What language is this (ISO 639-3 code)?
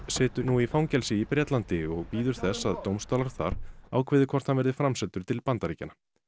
isl